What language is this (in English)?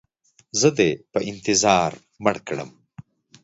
Pashto